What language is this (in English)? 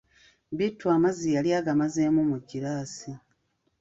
Ganda